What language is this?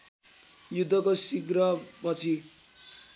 Nepali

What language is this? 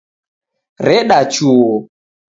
Taita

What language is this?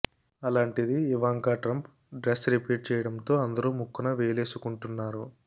Telugu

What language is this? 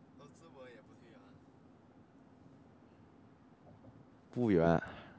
Chinese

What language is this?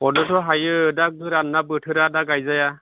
Bodo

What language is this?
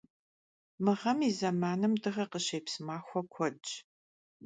Kabardian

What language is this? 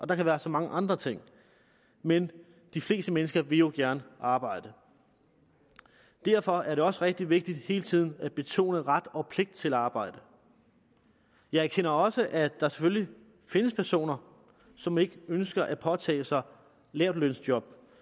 Danish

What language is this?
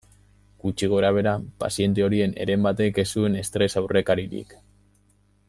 Basque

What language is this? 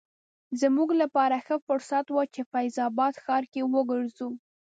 Pashto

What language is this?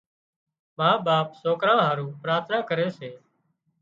Wadiyara Koli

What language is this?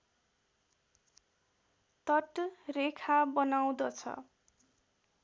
Nepali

